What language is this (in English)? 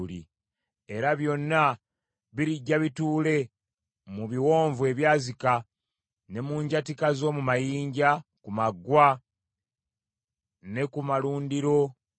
Ganda